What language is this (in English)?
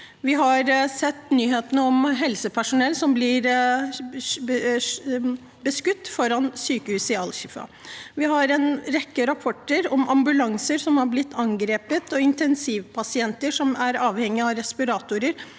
Norwegian